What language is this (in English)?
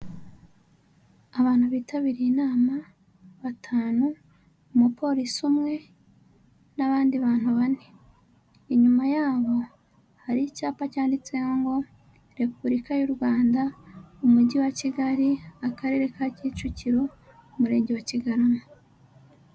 Kinyarwanda